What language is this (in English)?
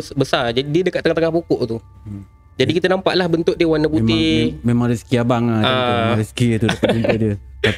Malay